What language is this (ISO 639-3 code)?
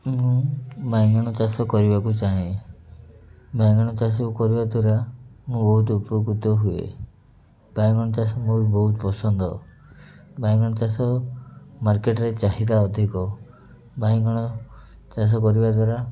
ori